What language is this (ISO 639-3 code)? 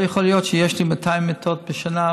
heb